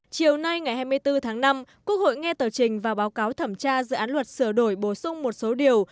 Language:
Vietnamese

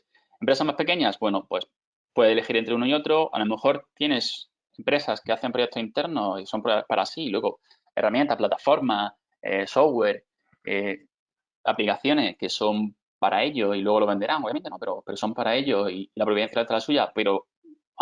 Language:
Spanish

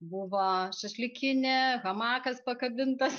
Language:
Lithuanian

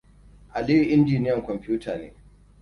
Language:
Hausa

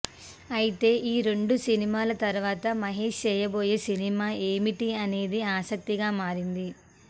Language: Telugu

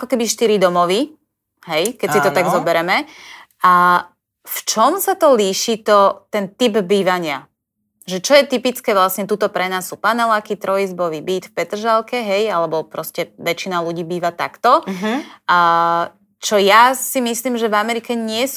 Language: Slovak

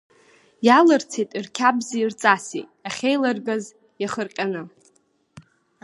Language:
Abkhazian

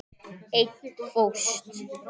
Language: Icelandic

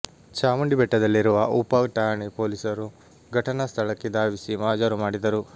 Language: Kannada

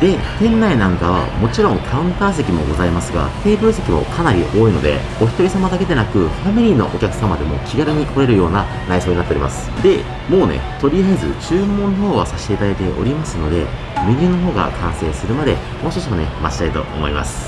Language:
Japanese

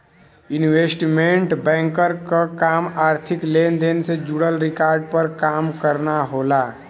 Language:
Bhojpuri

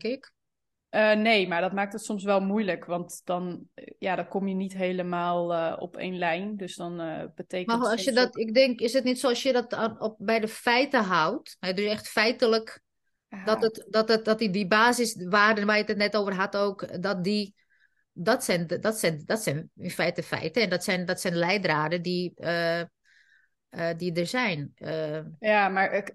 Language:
Dutch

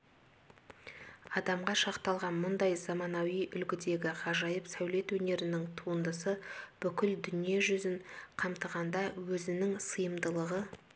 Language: Kazakh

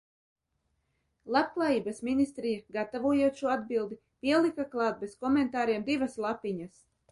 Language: Latvian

